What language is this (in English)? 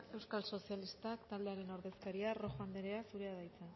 Basque